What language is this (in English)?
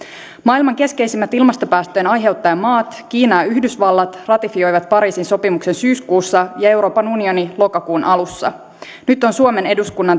Finnish